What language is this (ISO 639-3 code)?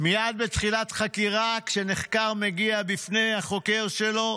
heb